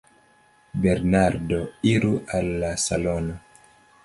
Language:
Esperanto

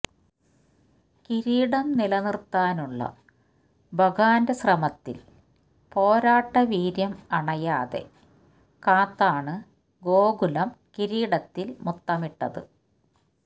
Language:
Malayalam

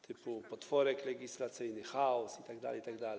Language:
Polish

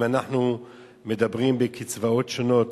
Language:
Hebrew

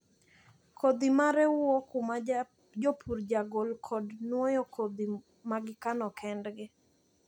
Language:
Luo (Kenya and Tanzania)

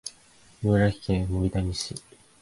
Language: Japanese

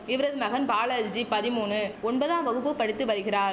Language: Tamil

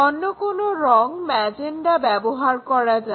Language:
Bangla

